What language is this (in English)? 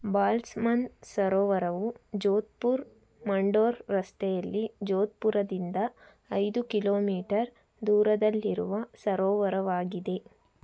Kannada